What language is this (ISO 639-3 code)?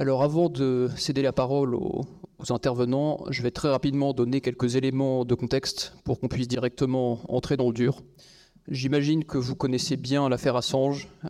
fra